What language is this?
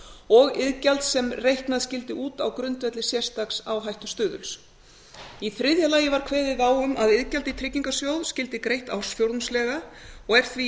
Icelandic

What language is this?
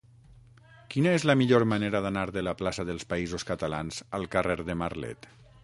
Catalan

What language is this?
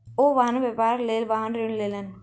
Maithili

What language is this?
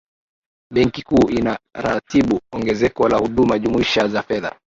Swahili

